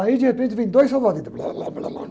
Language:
Portuguese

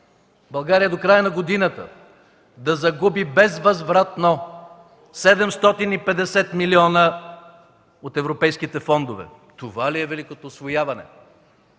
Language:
Bulgarian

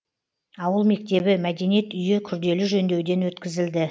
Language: Kazakh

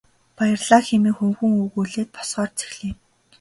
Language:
Mongolian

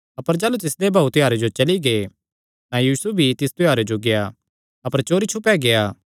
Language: Kangri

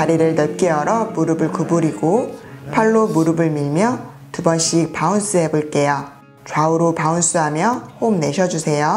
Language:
Korean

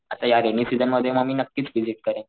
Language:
Marathi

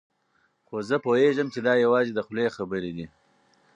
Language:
Pashto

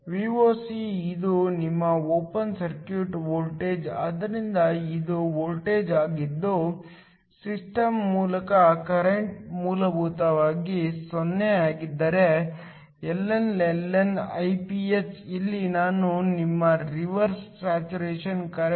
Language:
Kannada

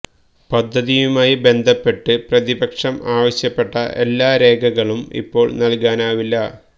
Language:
Malayalam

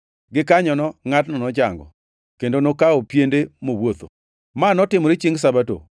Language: Luo (Kenya and Tanzania)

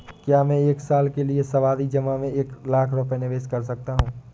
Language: Hindi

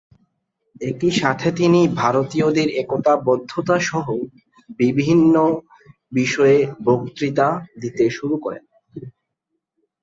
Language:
Bangla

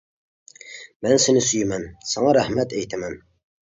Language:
Uyghur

